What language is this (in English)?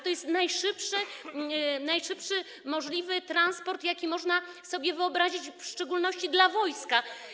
Polish